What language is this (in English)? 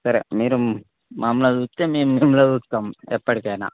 Telugu